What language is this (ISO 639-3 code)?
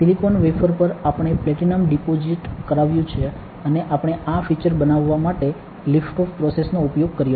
guj